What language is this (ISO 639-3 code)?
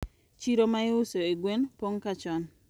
luo